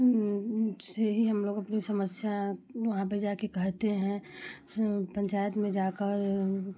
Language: Hindi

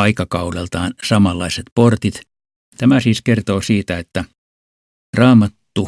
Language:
Finnish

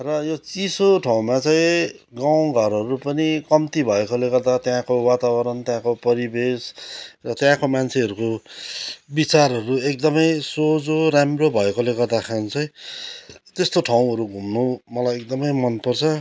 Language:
Nepali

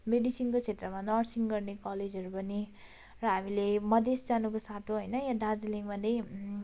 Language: Nepali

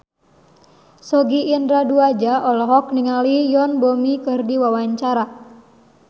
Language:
Sundanese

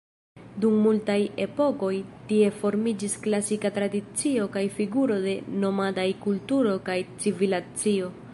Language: Esperanto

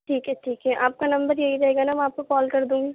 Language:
Urdu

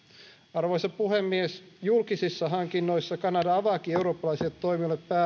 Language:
Finnish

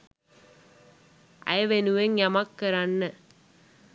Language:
Sinhala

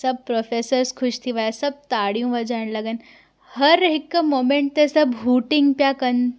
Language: Sindhi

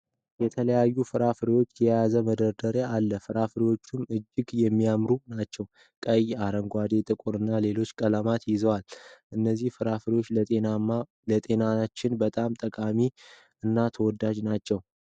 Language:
Amharic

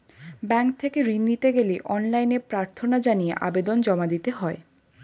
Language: Bangla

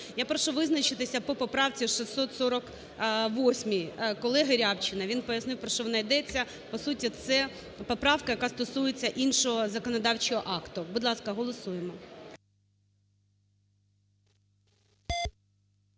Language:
Ukrainian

